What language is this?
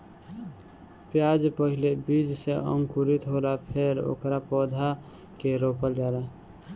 Bhojpuri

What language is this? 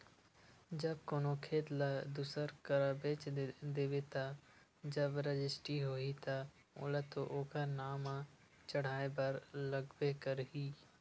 Chhattisgarhi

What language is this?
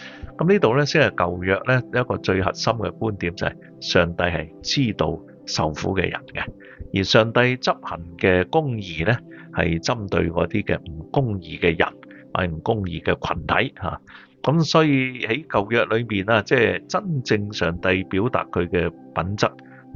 Chinese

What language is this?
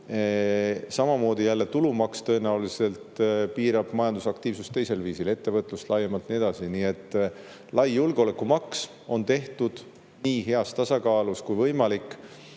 Estonian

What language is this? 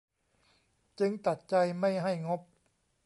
Thai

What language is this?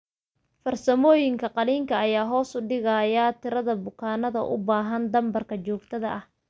Somali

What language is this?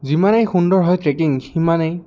Assamese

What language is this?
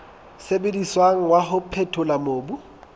Southern Sotho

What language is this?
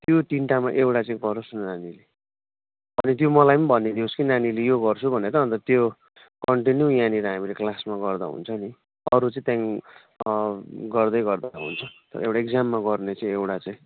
Nepali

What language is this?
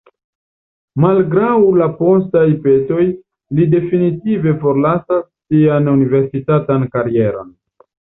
Esperanto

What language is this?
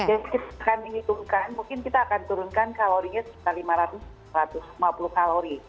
Indonesian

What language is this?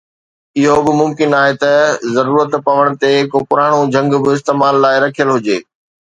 Sindhi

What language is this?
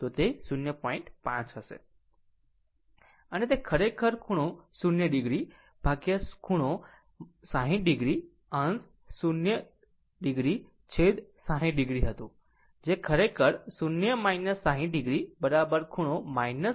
Gujarati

